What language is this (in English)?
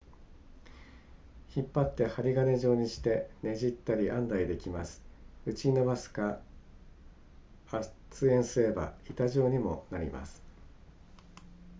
Japanese